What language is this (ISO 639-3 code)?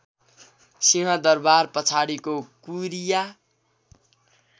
nep